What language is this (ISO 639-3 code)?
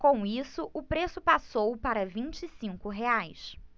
por